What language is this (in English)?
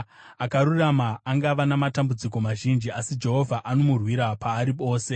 Shona